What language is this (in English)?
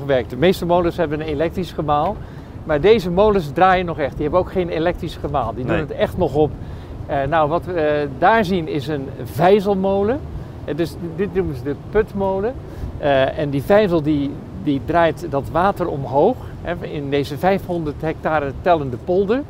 Dutch